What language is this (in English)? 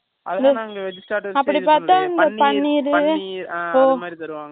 Tamil